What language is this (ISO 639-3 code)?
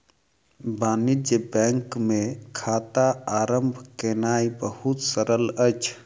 mai